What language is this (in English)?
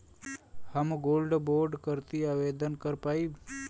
Bhojpuri